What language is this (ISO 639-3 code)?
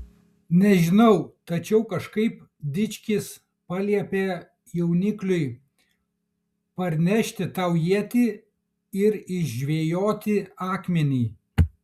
lit